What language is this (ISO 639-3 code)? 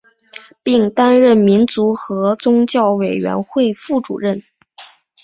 zho